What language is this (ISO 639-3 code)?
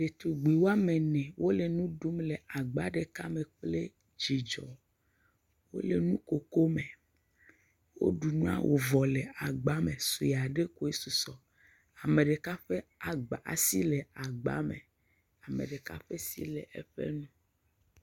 ewe